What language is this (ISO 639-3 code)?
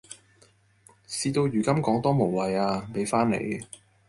yue